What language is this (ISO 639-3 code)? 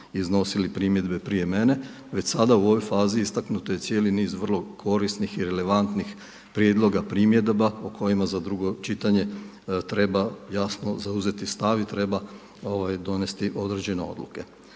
hrv